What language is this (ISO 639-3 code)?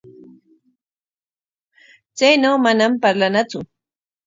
qwa